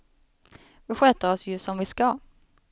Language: Swedish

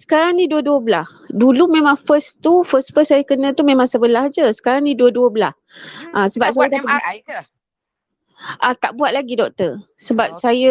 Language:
Malay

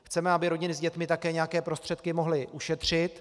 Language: Czech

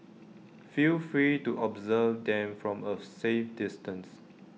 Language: English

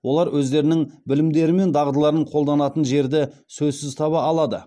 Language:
Kazakh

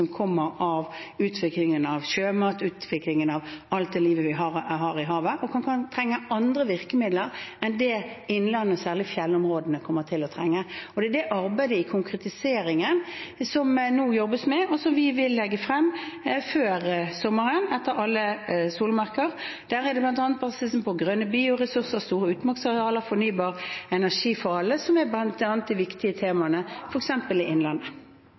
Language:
Norwegian Bokmål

